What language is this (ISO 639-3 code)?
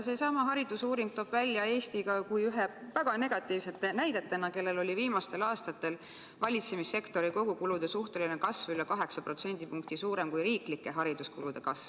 est